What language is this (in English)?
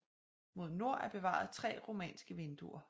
Danish